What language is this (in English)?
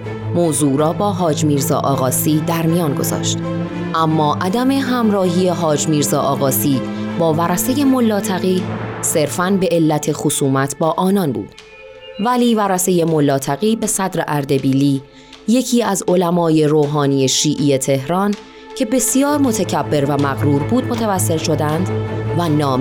Persian